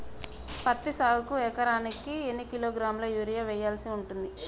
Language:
Telugu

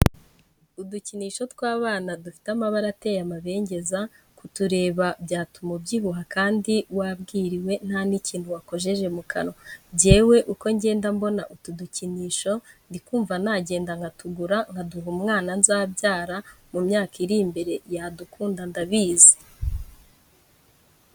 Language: Kinyarwanda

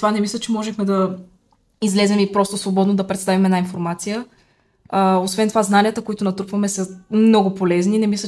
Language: Bulgarian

